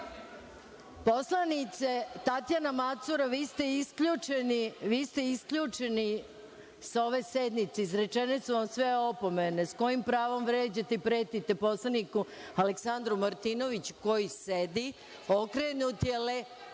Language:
Serbian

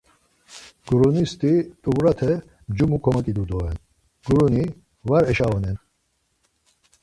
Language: Laz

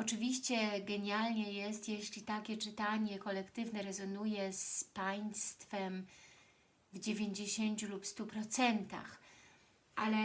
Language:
Polish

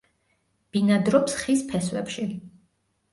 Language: Georgian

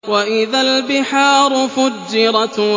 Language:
Arabic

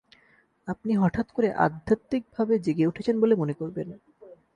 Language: Bangla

